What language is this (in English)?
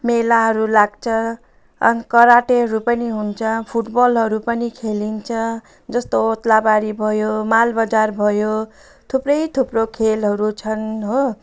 Nepali